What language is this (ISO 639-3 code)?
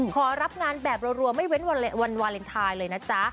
tha